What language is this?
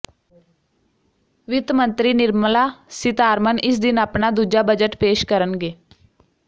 Punjabi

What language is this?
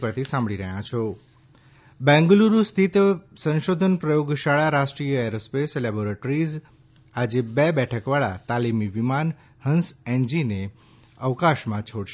Gujarati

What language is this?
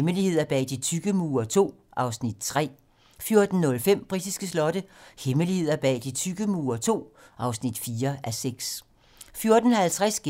Danish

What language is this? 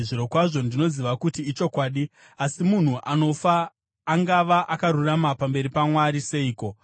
Shona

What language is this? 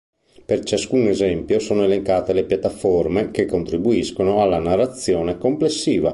Italian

